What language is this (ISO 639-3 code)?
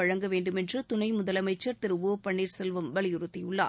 tam